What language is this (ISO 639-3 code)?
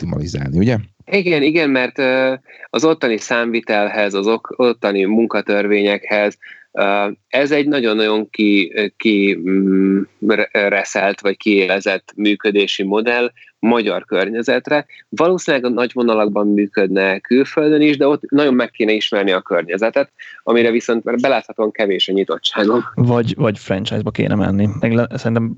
hun